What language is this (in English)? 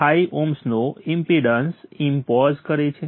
Gujarati